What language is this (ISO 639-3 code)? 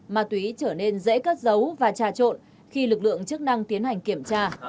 vie